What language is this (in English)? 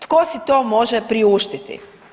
Croatian